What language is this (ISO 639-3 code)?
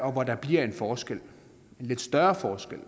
dan